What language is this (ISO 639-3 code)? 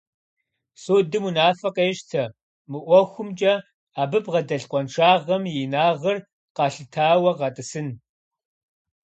kbd